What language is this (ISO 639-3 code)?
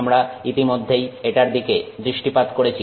ben